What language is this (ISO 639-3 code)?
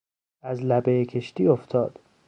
fas